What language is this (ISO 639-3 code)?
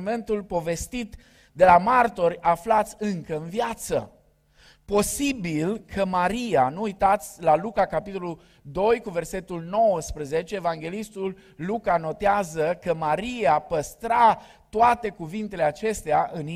ron